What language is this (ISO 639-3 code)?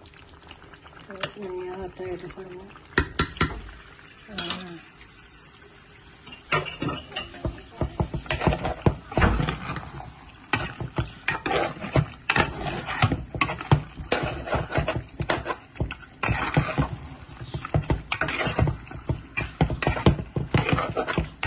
ben